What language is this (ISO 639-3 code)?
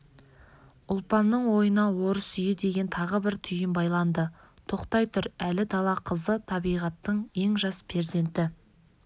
kaz